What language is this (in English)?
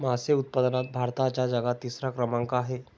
Marathi